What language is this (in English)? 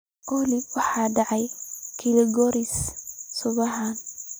Somali